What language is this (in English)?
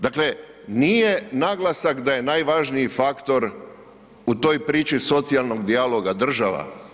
Croatian